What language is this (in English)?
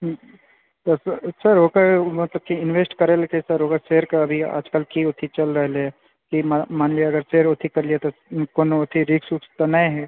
Maithili